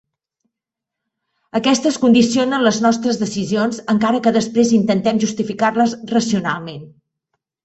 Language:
Catalan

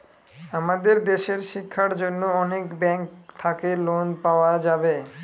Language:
Bangla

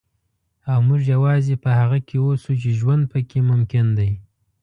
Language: Pashto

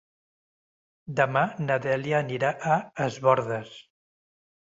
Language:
Catalan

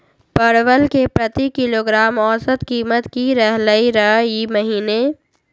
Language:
Magahi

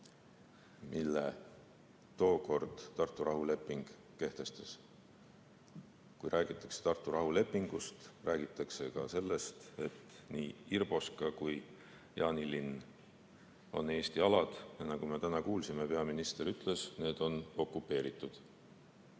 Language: Estonian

